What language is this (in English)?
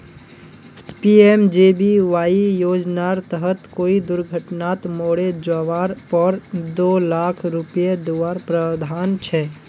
Magahi